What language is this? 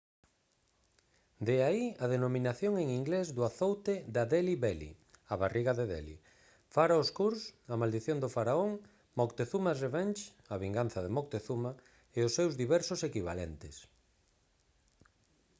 Galician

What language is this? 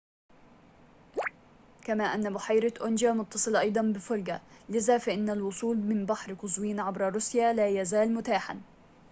Arabic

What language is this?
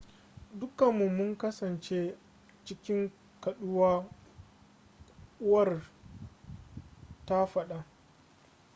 Hausa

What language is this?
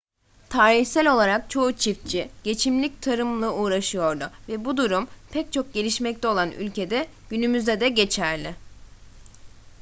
Turkish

